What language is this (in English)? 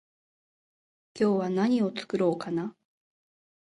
Japanese